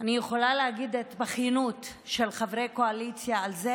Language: Hebrew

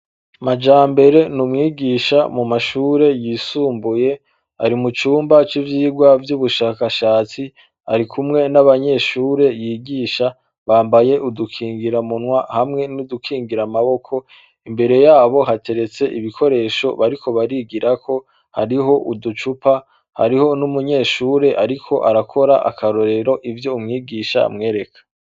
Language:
Rundi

